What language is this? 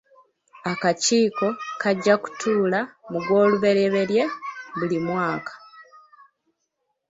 Ganda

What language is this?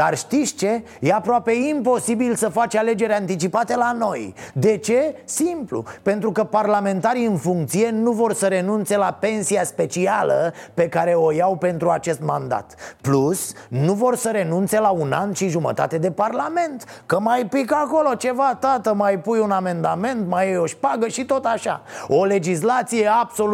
Romanian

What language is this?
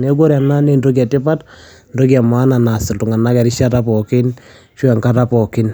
Masai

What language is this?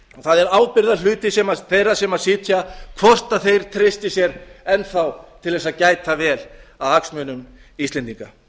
Icelandic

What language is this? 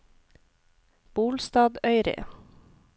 Norwegian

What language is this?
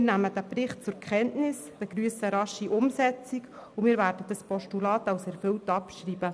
Swiss German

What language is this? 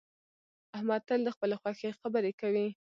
Pashto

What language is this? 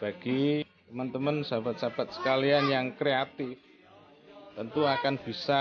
Indonesian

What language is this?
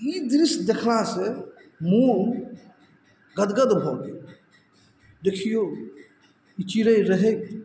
Maithili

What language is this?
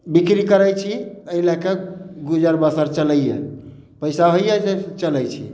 Maithili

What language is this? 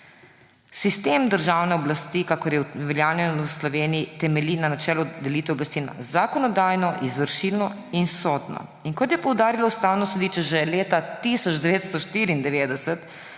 Slovenian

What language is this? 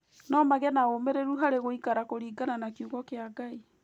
Kikuyu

